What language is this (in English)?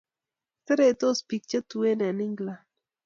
Kalenjin